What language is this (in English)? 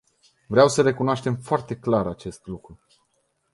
Romanian